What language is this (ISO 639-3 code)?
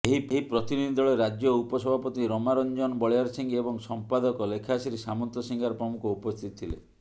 ori